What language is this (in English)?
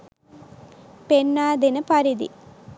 Sinhala